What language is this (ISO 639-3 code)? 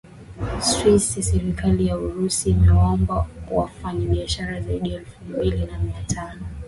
swa